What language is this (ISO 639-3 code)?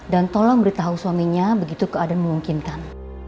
ind